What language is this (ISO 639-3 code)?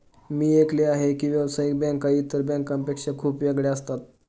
mar